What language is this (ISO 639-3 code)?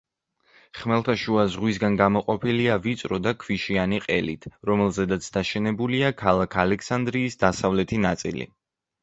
kat